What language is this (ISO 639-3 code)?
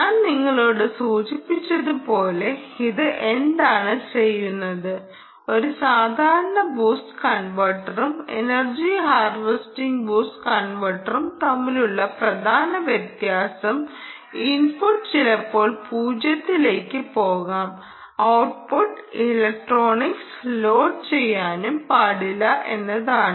mal